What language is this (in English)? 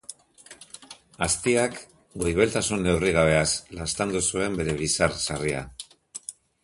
Basque